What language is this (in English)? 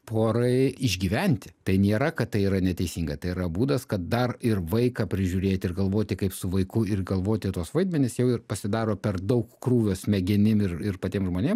Lithuanian